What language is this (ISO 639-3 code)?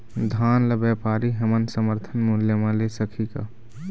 hne